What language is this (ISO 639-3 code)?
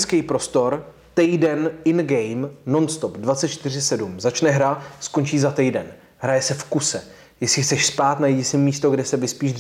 ces